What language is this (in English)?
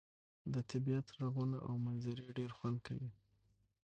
Pashto